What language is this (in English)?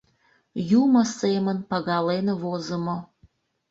Mari